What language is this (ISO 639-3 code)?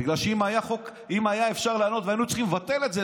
heb